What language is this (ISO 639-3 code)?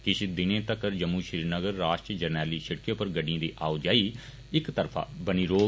doi